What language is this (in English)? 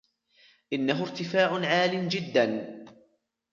Arabic